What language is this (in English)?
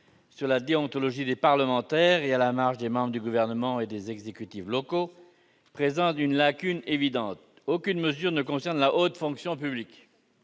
French